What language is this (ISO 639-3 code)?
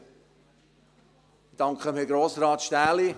gsw